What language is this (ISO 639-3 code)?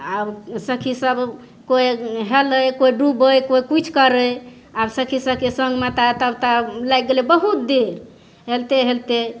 mai